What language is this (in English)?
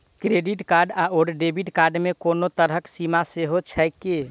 Maithili